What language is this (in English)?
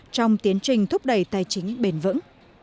Vietnamese